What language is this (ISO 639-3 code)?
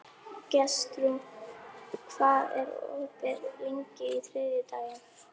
isl